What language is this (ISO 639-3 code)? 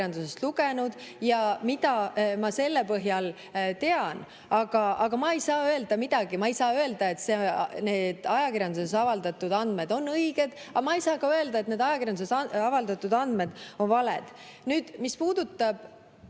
est